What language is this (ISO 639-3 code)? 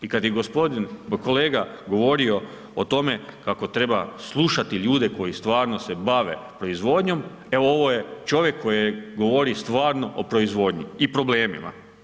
hrv